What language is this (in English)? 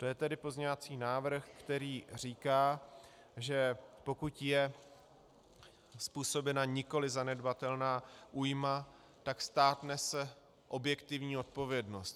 Czech